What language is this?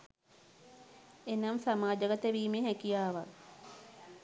Sinhala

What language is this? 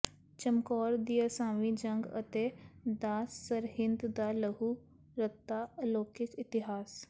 Punjabi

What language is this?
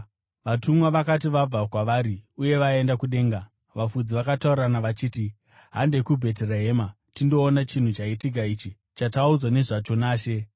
Shona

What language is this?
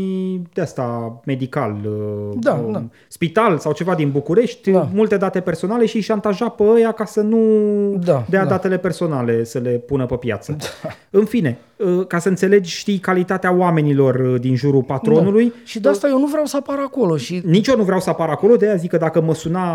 Romanian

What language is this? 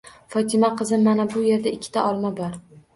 Uzbek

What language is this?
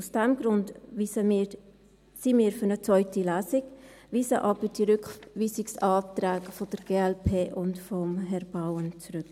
Swiss German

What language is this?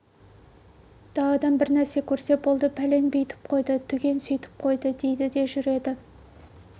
Kazakh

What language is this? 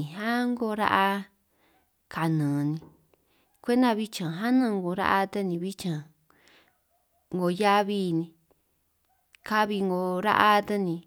San Martín Itunyoso Triqui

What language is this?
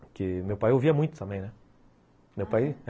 Portuguese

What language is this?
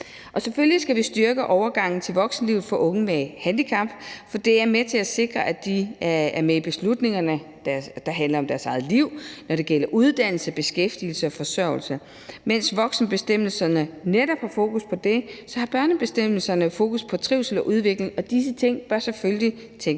Danish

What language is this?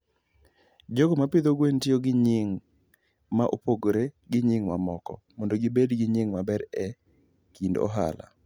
Luo (Kenya and Tanzania)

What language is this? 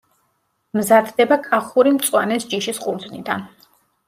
Georgian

